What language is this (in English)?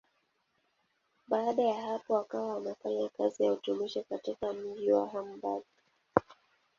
Swahili